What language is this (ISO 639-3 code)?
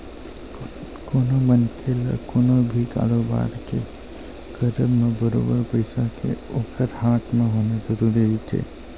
hne